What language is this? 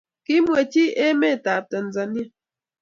Kalenjin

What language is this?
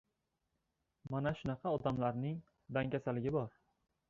Uzbek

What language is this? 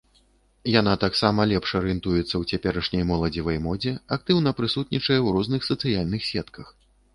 Belarusian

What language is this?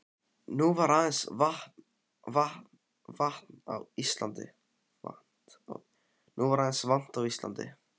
Icelandic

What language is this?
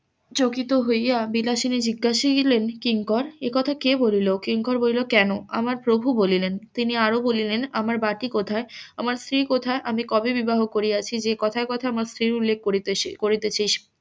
Bangla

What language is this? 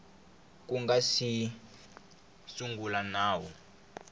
Tsonga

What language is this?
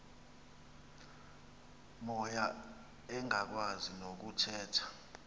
Xhosa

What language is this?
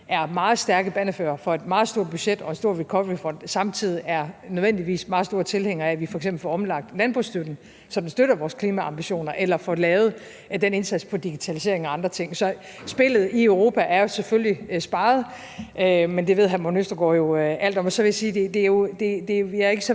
Danish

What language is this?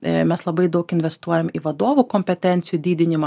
Lithuanian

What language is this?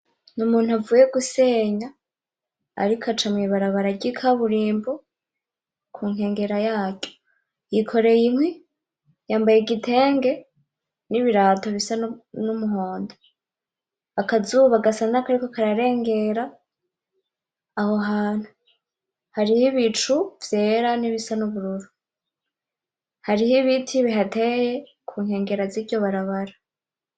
Rundi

